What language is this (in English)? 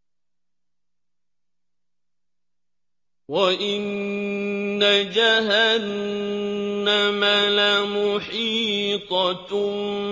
Arabic